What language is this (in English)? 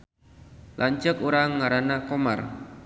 Sundanese